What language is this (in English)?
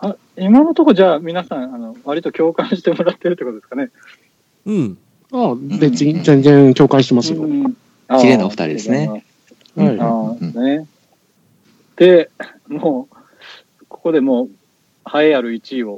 Japanese